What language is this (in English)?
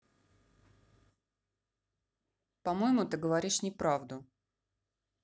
Russian